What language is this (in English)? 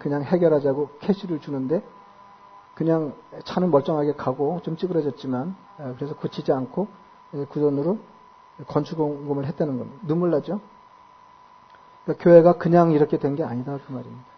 Korean